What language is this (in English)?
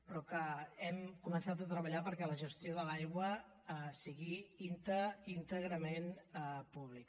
Catalan